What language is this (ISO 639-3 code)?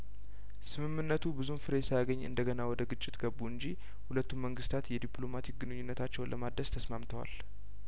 amh